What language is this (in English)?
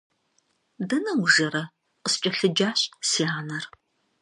Kabardian